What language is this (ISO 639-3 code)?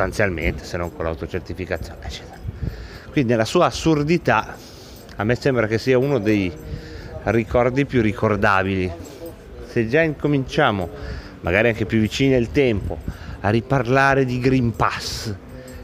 ita